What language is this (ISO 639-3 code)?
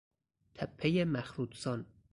fas